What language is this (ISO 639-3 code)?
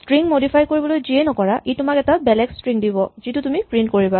asm